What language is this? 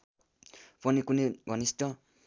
Nepali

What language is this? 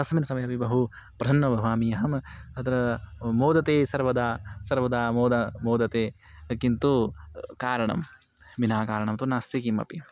Sanskrit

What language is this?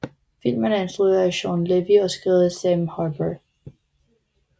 Danish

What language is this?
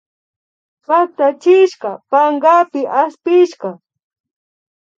Imbabura Highland Quichua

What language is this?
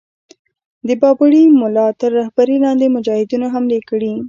Pashto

